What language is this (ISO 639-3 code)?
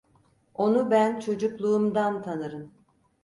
tur